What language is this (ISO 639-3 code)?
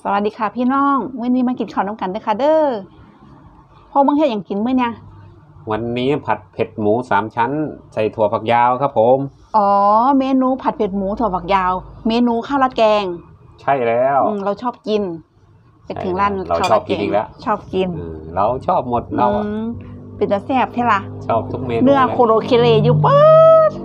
tha